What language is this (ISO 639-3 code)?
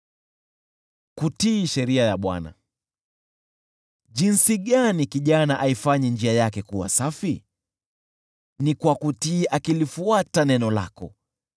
swa